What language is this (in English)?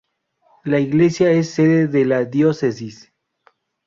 Spanish